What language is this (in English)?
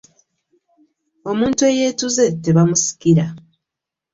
Ganda